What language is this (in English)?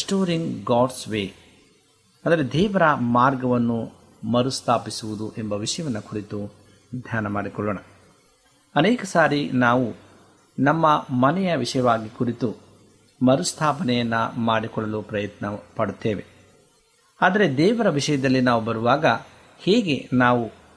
Kannada